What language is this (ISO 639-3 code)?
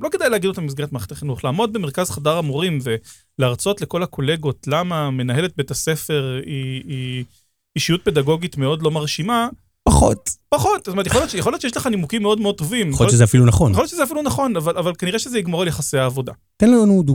heb